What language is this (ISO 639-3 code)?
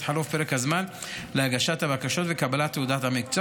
heb